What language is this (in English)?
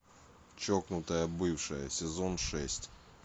Russian